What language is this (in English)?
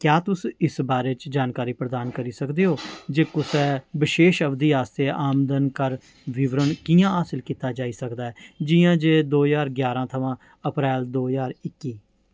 Dogri